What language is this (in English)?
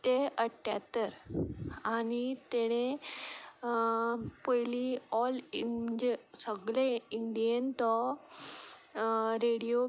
Konkani